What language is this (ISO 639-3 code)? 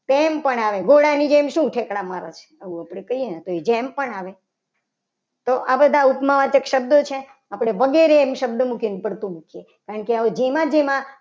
guj